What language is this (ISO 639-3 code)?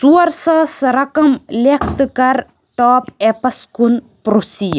kas